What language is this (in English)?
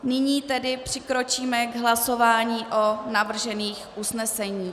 Czech